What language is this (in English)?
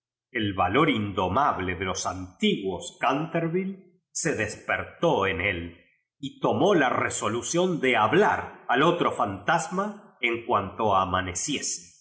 Spanish